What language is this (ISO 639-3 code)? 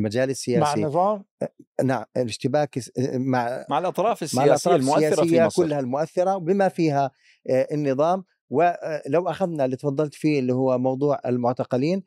ara